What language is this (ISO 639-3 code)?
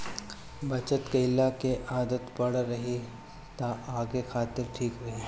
bho